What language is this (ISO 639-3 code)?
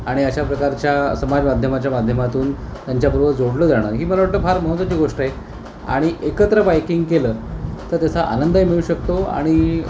mar